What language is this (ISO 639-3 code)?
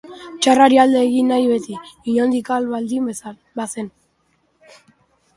eus